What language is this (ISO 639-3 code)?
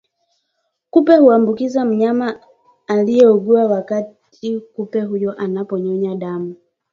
swa